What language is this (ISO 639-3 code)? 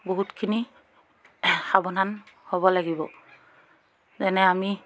asm